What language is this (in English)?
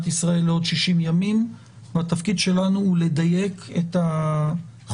Hebrew